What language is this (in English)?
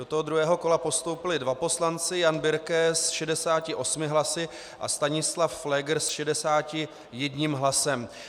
Czech